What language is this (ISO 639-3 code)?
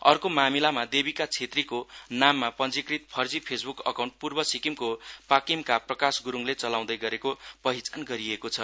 nep